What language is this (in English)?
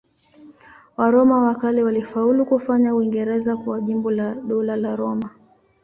Swahili